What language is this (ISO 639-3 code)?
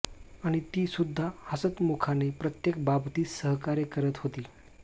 mar